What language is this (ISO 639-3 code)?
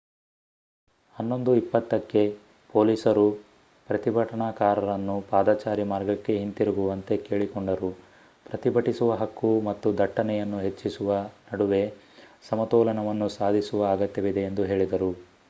kan